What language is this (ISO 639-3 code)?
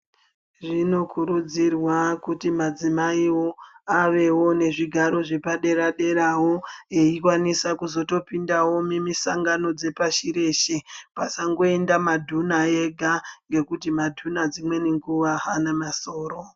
ndc